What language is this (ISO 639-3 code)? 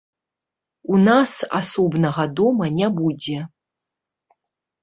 bel